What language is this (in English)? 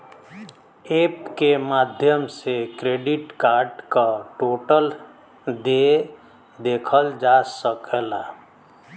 Bhojpuri